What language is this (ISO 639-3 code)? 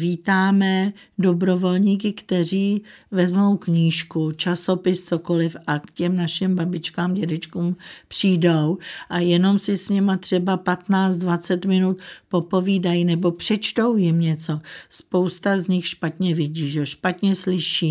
ces